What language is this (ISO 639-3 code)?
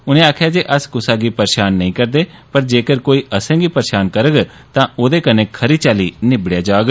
doi